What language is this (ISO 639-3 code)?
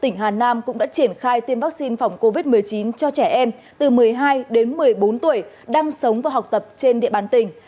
vie